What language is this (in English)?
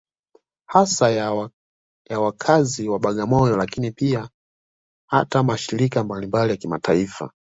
Swahili